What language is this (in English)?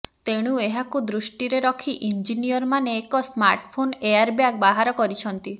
Odia